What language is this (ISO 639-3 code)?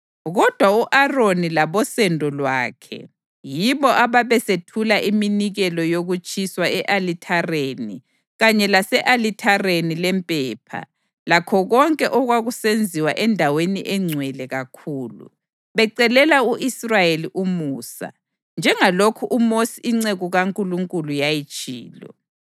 nde